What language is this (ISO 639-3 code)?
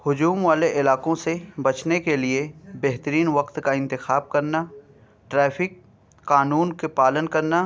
urd